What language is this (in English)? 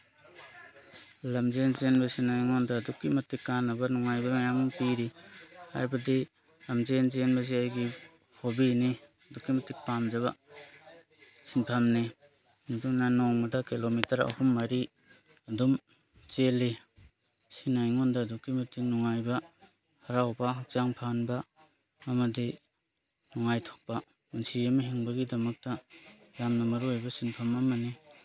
Manipuri